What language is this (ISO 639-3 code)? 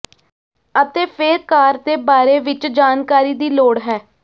pan